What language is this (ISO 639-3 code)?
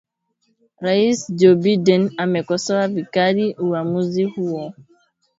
swa